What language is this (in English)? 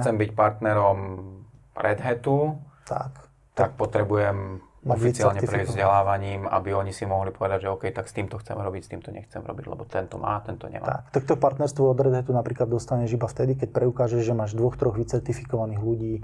Slovak